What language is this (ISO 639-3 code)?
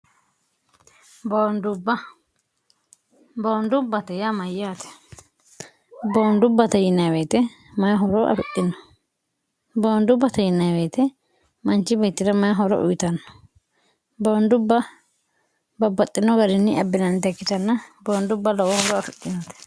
sid